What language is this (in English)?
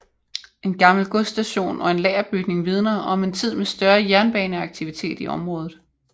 Danish